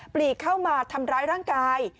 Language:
Thai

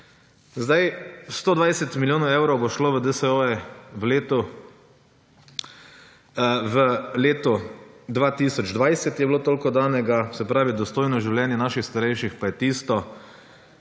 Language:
Slovenian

